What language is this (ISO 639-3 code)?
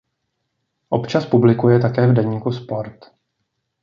ces